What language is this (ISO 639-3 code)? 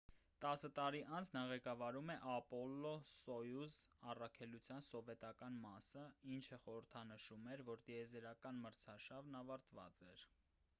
hye